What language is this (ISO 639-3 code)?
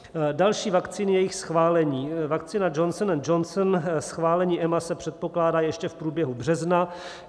ces